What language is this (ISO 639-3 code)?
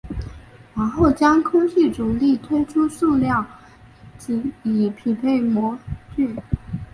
zho